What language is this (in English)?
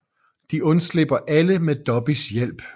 Danish